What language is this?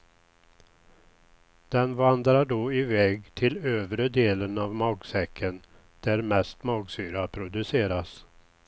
Swedish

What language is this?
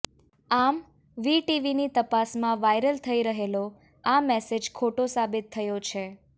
Gujarati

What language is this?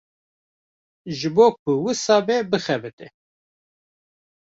Kurdish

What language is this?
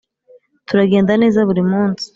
Kinyarwanda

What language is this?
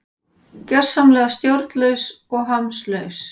Icelandic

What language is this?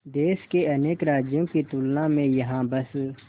Hindi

